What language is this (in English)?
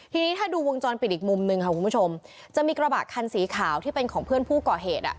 Thai